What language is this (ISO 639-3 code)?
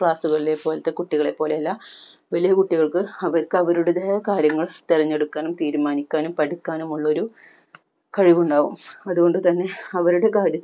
mal